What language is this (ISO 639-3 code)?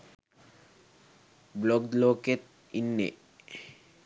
sin